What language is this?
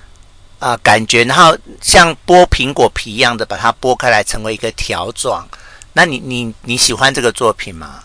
Chinese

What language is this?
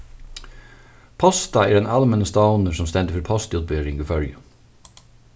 Faroese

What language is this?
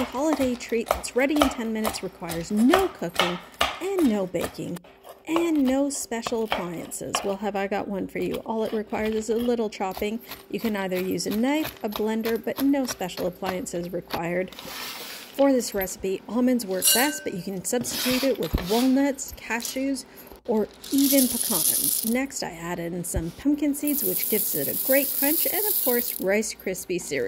English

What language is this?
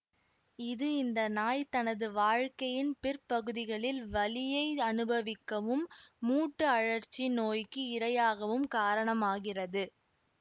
Tamil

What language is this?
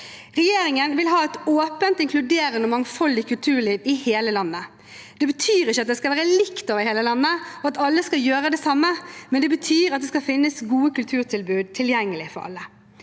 Norwegian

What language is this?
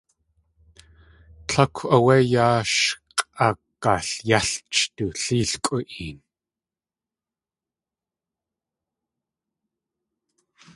Tlingit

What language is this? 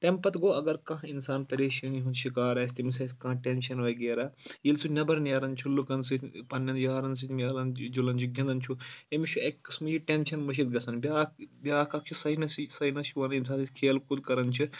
Kashmiri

